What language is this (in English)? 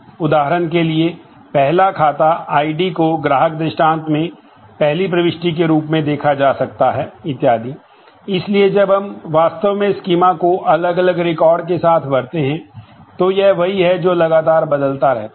Hindi